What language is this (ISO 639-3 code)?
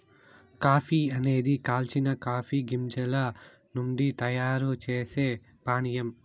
tel